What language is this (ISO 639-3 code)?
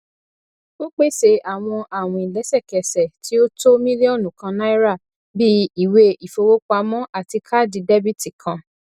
yor